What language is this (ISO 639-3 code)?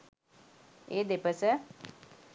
sin